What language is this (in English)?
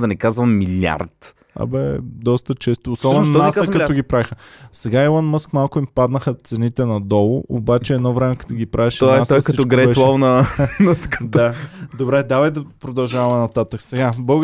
Bulgarian